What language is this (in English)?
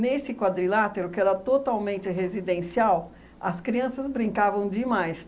Portuguese